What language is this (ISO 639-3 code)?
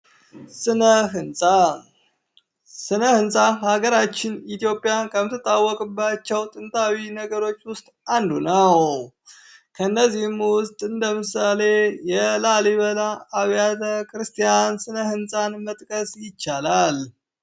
amh